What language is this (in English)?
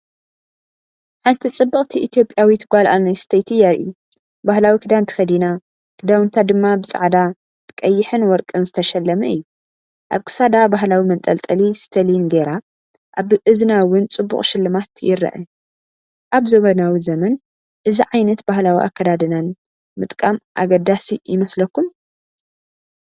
Tigrinya